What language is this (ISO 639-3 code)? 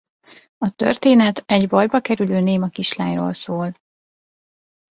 hun